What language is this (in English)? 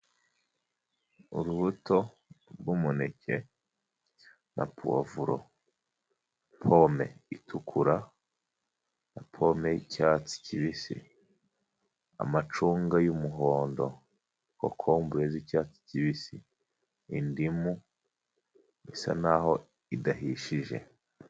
Kinyarwanda